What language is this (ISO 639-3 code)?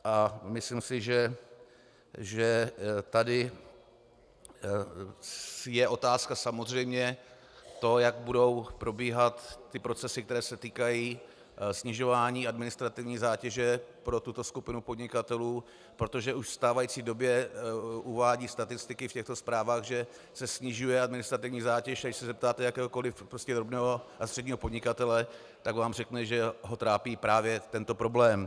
ces